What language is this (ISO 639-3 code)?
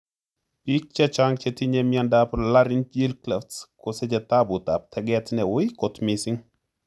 kln